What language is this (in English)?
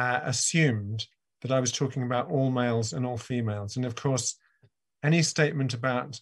English